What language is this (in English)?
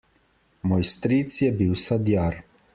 Slovenian